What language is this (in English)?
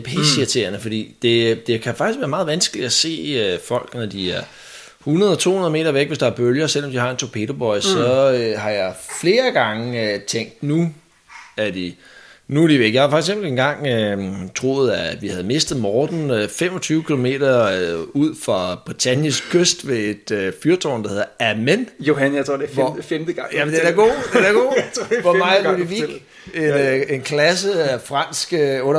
Danish